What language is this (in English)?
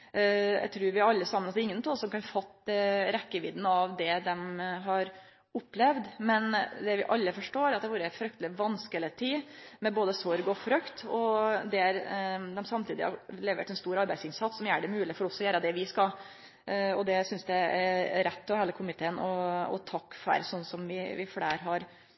Norwegian Nynorsk